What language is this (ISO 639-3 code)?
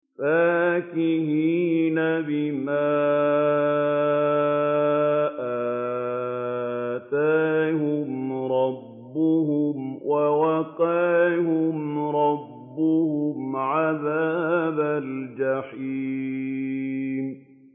ara